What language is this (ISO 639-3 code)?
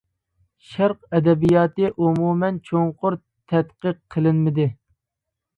uig